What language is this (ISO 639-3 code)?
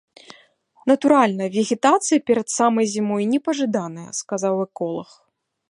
bel